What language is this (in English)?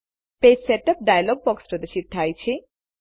Gujarati